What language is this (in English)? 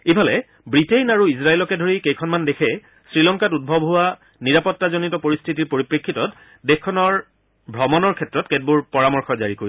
Assamese